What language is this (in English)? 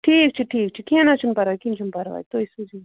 Kashmiri